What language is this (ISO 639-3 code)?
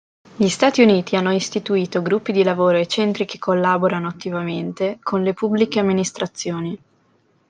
ita